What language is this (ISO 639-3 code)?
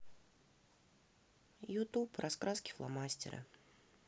rus